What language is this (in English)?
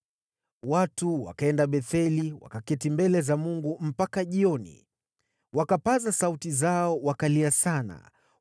Swahili